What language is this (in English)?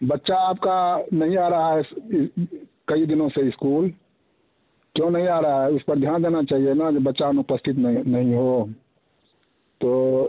Hindi